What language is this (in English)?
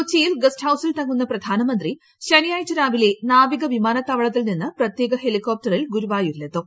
Malayalam